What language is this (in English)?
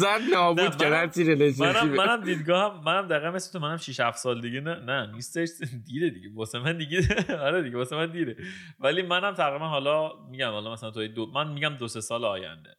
Persian